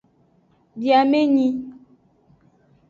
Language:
Aja (Benin)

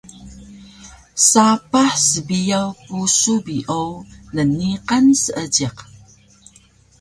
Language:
Taroko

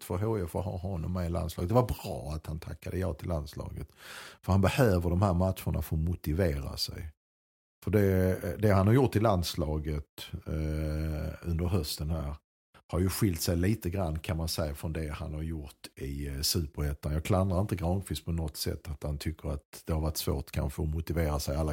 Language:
Swedish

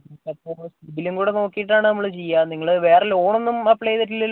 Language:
Malayalam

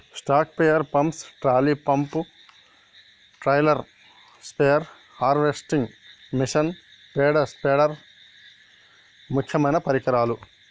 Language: Telugu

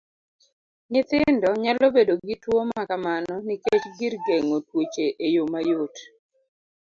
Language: Luo (Kenya and Tanzania)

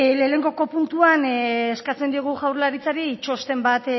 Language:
Basque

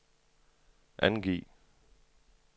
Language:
Danish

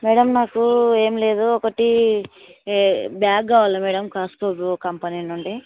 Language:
Telugu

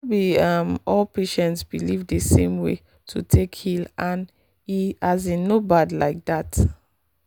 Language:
Nigerian Pidgin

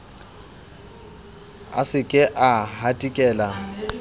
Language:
Southern Sotho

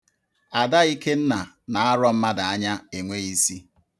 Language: Igbo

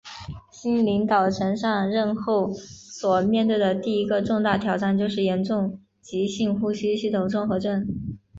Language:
Chinese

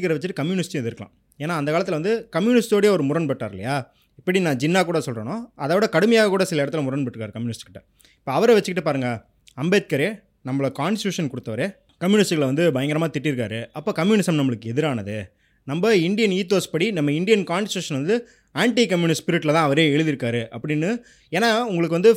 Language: Tamil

